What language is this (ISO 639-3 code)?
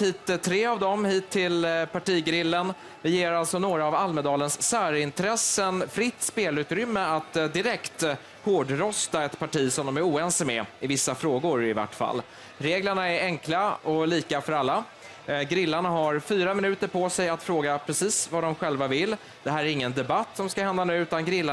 swe